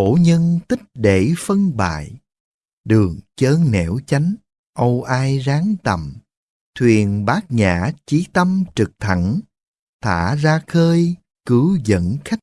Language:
Vietnamese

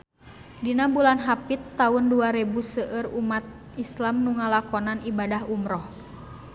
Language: Sundanese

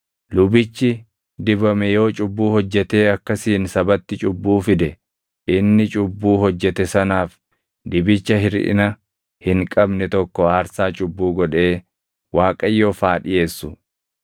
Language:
Oromo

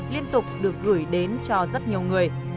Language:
Vietnamese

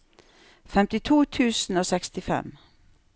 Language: Norwegian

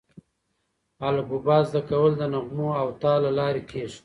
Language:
Pashto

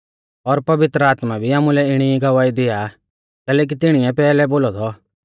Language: Mahasu Pahari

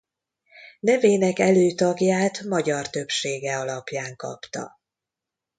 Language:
Hungarian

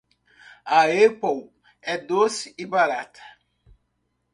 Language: Portuguese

